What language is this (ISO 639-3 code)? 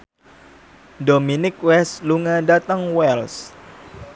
jav